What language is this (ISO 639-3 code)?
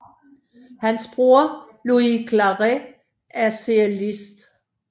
dan